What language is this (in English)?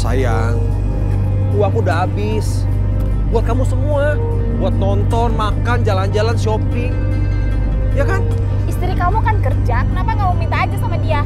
Indonesian